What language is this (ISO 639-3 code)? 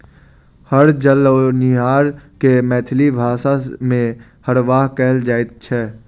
mai